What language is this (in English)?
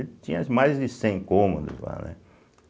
Portuguese